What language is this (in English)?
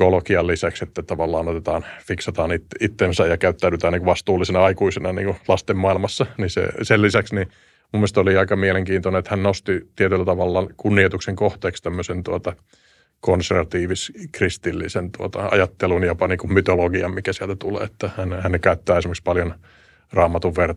Finnish